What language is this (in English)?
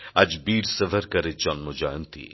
Bangla